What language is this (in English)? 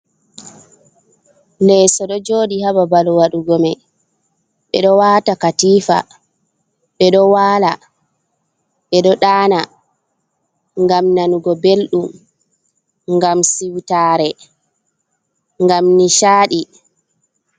Fula